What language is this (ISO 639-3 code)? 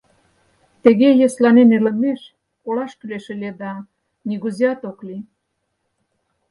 chm